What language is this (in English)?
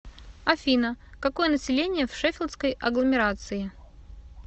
Russian